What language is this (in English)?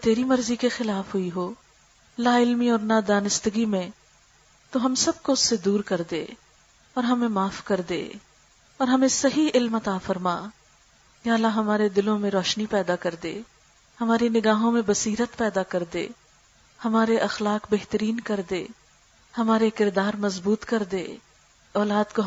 Urdu